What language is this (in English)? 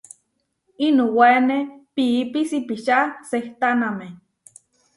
Huarijio